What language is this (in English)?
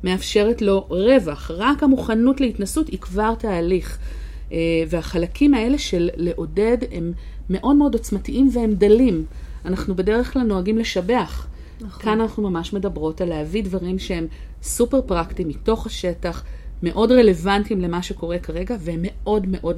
Hebrew